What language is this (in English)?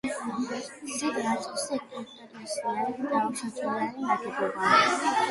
Georgian